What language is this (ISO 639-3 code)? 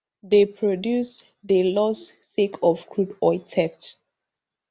pcm